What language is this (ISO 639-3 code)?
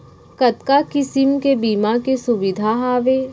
hne